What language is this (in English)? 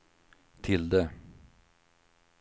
Swedish